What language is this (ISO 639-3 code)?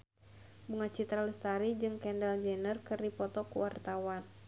sun